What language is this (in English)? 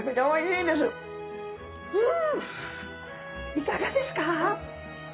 Japanese